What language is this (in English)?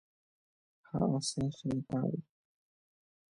Guarani